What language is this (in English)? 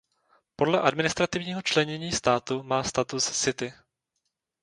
Czech